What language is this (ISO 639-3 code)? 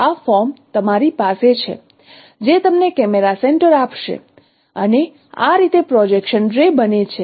guj